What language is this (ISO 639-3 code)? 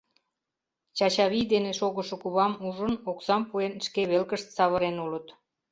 chm